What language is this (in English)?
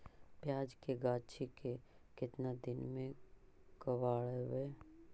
Magahi